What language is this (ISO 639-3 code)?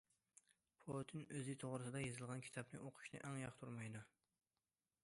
uig